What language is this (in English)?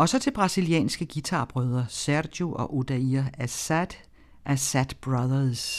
Danish